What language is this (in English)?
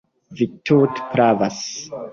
Esperanto